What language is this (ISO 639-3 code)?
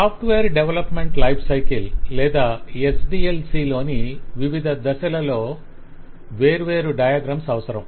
tel